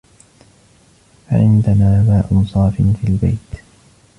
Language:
Arabic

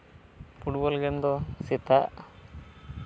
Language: Santali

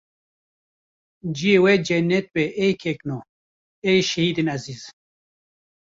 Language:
Kurdish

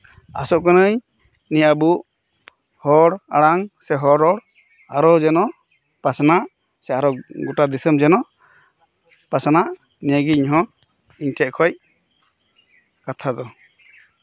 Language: Santali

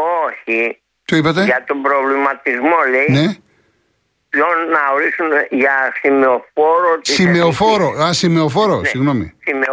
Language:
Greek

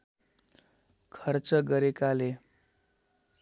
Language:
Nepali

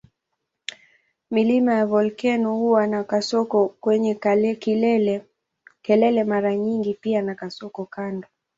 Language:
Swahili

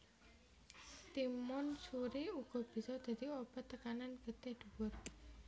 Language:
Javanese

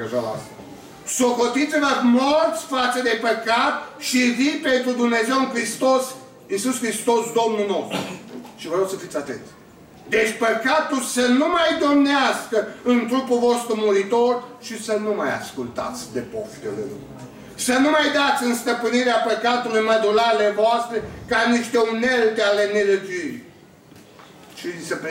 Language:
Romanian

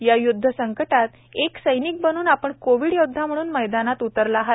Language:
Marathi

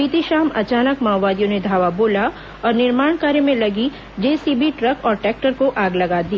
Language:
Hindi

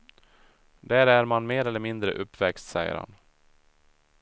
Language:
Swedish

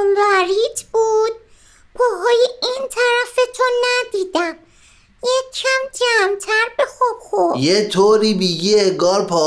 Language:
Persian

